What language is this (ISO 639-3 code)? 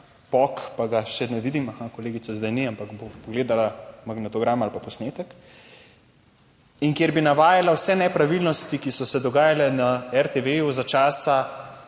slv